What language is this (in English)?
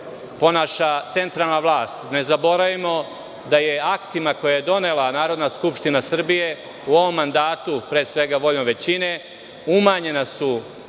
Serbian